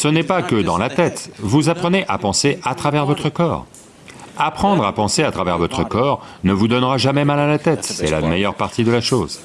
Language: French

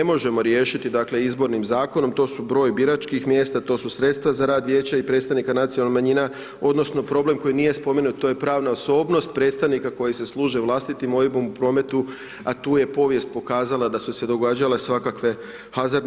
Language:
Croatian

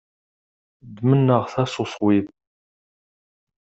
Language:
Kabyle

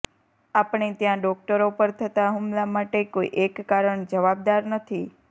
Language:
Gujarati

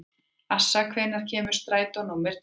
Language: Icelandic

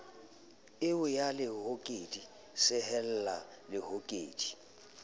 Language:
Southern Sotho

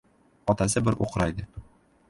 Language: Uzbek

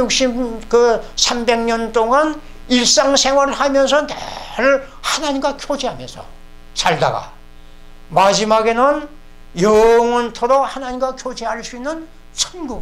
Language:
Korean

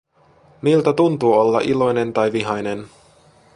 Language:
Finnish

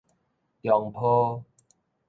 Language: Min Nan Chinese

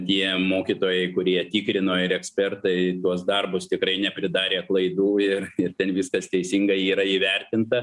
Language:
Lithuanian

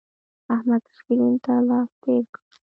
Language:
Pashto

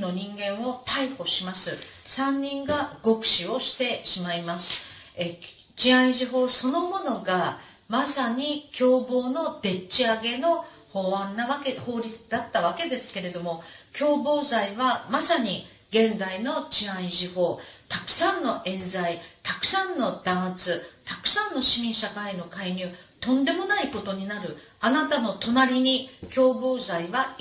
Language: Japanese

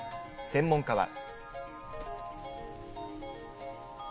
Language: Japanese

